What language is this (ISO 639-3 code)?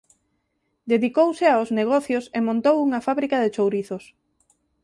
glg